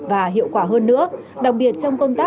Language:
Vietnamese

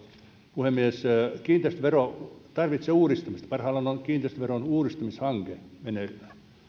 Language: Finnish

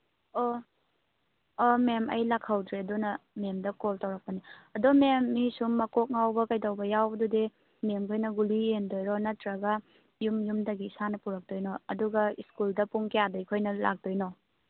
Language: Manipuri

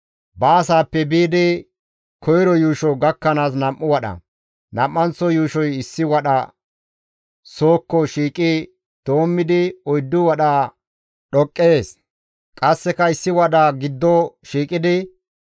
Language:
Gamo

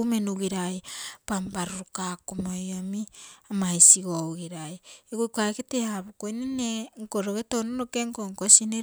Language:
Terei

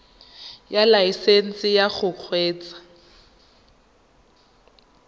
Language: Tswana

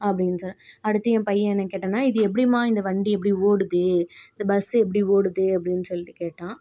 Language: Tamil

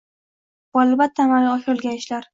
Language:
Uzbek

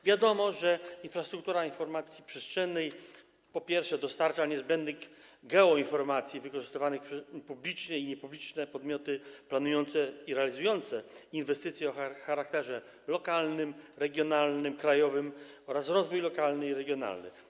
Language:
Polish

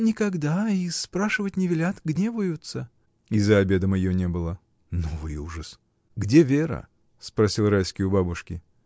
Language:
Russian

